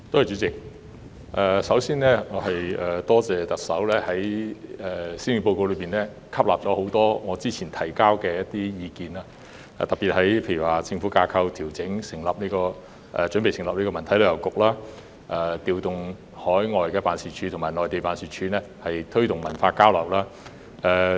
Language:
Cantonese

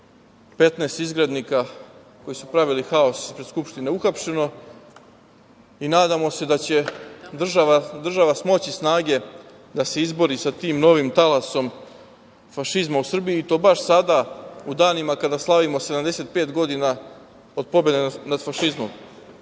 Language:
Serbian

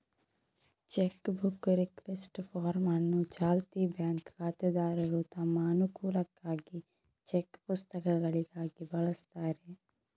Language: Kannada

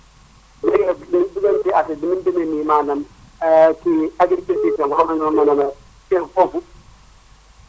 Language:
Wolof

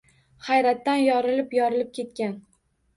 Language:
Uzbek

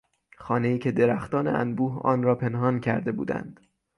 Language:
Persian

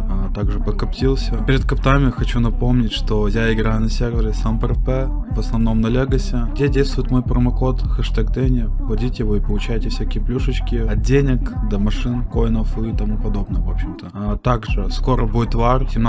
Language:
Russian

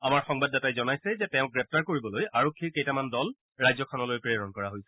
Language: Assamese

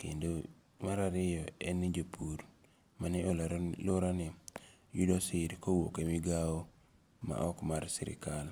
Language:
Luo (Kenya and Tanzania)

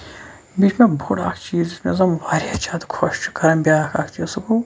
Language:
Kashmiri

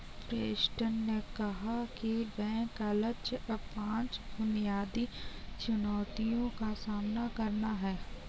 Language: Hindi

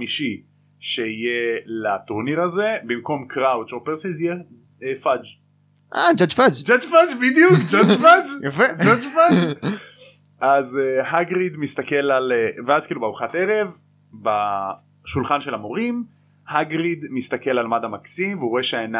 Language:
Hebrew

